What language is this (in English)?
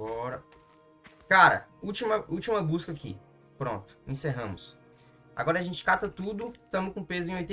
Portuguese